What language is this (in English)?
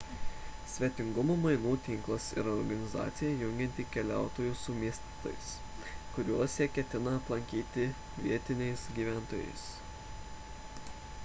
Lithuanian